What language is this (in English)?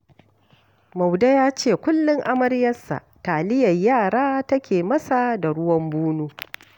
Hausa